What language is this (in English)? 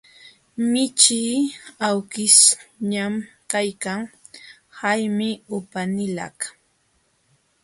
Jauja Wanca Quechua